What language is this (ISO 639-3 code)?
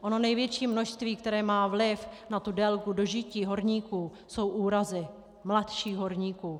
ces